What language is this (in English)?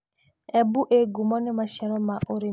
Kikuyu